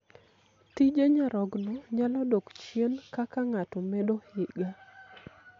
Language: Luo (Kenya and Tanzania)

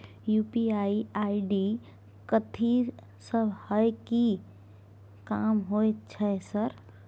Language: Maithili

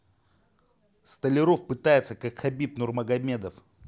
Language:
Russian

